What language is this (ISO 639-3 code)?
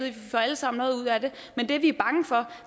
dan